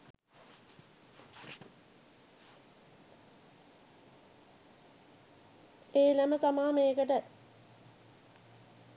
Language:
Sinhala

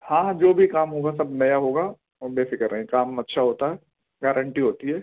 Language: Urdu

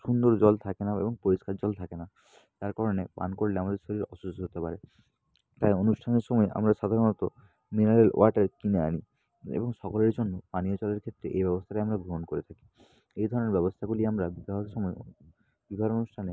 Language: Bangla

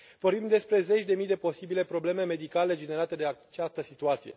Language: Romanian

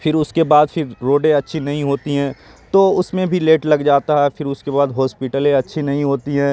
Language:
Urdu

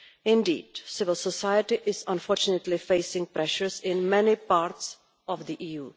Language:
English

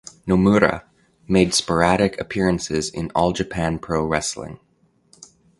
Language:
English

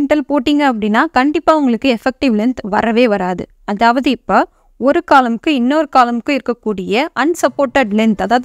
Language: Tamil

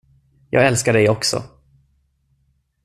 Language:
Swedish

